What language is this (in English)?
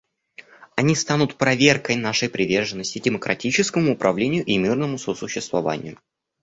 Russian